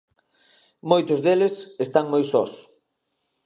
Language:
Galician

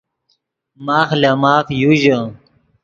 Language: Yidgha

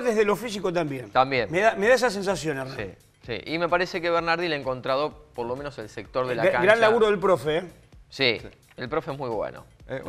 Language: Spanish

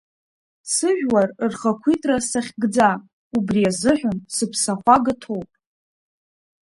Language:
Abkhazian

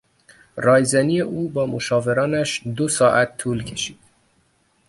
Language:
Persian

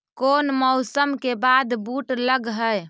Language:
Magahi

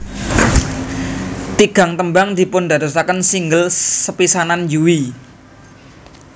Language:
Javanese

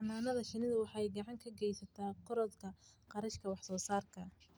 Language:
Somali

